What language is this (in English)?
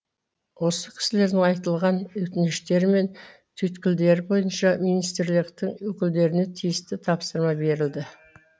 Kazakh